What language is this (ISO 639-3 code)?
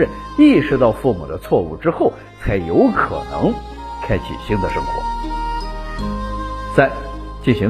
zho